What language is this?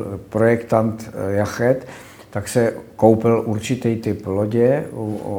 Czech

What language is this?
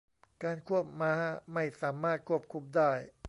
Thai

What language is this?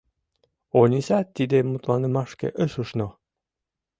Mari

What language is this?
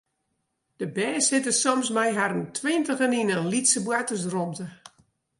Western Frisian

